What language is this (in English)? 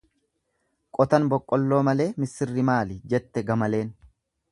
Oromo